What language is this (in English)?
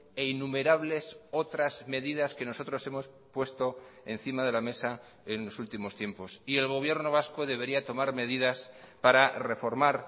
Spanish